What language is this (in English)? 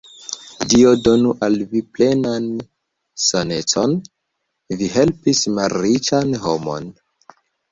Esperanto